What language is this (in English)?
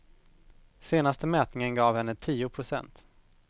Swedish